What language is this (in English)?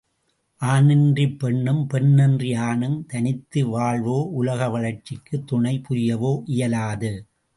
Tamil